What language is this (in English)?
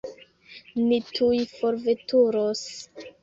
Esperanto